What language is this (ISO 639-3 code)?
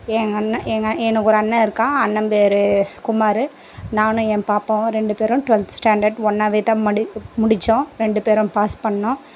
tam